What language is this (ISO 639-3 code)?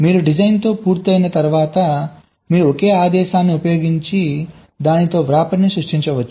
tel